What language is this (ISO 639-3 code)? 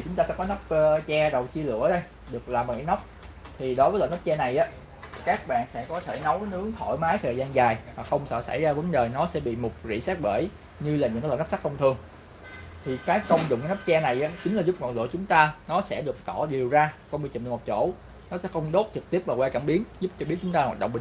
vie